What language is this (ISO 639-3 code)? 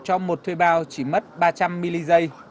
vie